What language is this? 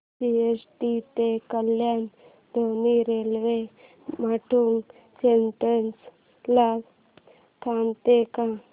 Marathi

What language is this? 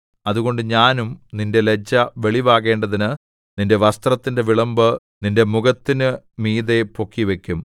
Malayalam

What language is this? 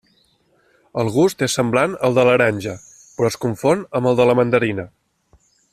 Catalan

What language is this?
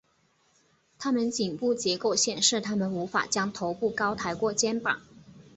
Chinese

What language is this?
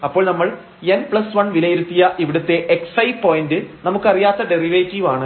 Malayalam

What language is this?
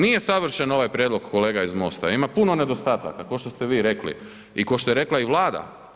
Croatian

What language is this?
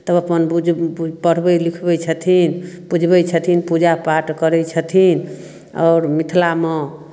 Maithili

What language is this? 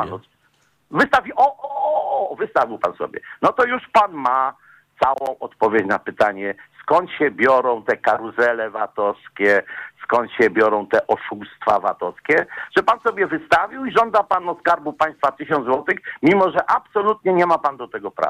Polish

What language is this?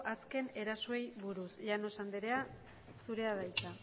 Basque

